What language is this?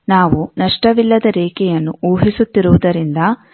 Kannada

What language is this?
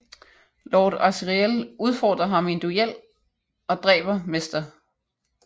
Danish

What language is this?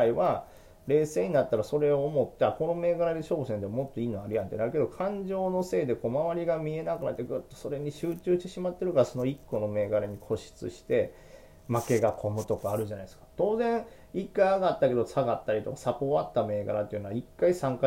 Japanese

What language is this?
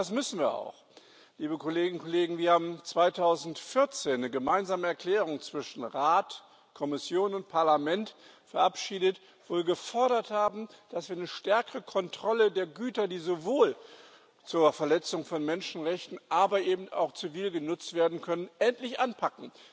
German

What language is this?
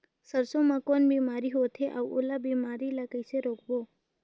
Chhattisgarhi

